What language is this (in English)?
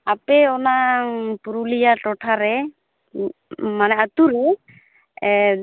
Santali